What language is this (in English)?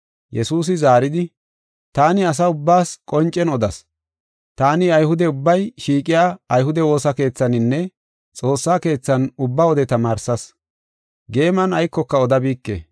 Gofa